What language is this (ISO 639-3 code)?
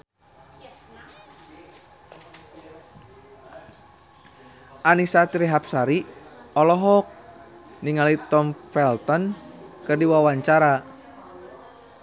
sun